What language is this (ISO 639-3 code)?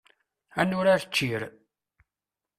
kab